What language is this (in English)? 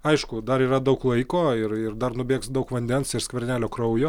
Lithuanian